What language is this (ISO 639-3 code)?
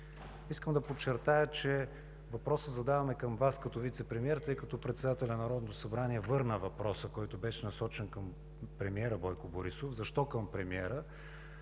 bul